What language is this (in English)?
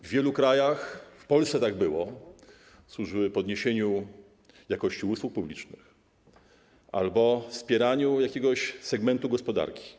Polish